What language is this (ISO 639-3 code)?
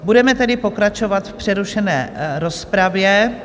ces